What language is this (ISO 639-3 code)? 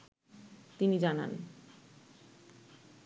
ben